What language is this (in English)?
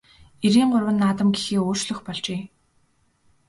Mongolian